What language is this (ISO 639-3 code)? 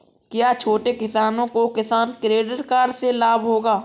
hin